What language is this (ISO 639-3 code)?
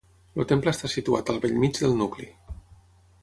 cat